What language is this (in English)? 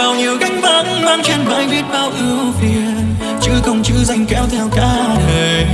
Vietnamese